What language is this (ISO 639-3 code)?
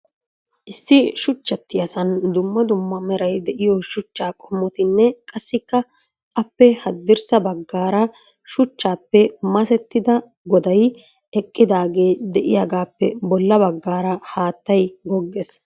wal